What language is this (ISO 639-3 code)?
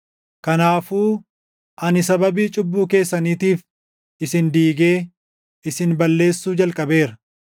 orm